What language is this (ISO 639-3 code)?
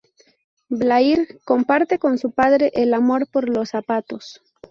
spa